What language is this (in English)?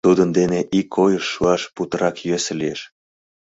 Mari